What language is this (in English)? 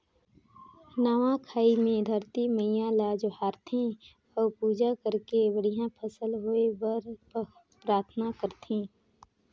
Chhattisgarhi